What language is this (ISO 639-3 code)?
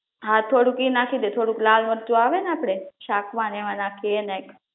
guj